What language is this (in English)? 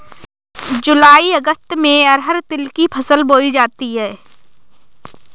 Hindi